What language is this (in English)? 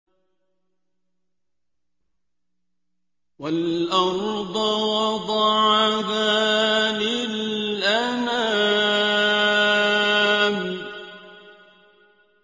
Arabic